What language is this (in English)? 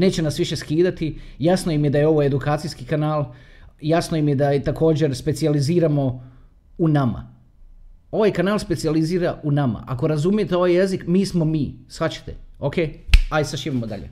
Croatian